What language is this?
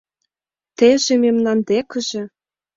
Mari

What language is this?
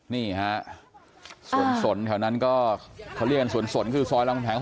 Thai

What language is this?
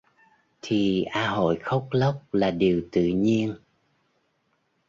Vietnamese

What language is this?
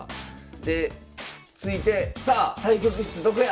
Japanese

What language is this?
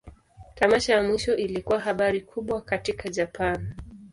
Swahili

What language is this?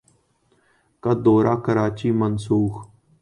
Urdu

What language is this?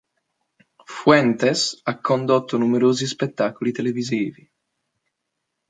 Italian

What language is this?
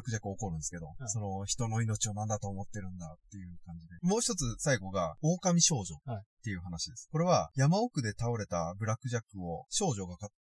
Japanese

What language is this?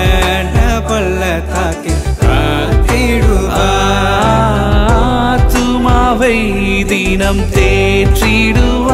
Urdu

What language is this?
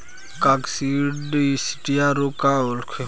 Bhojpuri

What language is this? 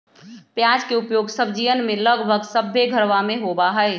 Magahi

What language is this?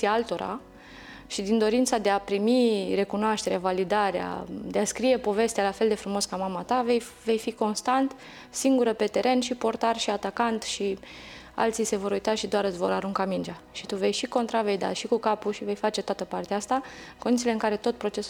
Romanian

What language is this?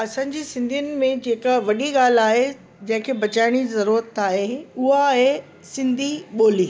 Sindhi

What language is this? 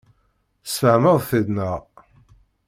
Kabyle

